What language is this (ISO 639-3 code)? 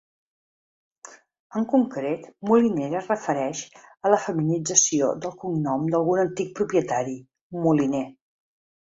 cat